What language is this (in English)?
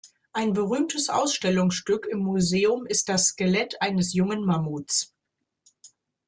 German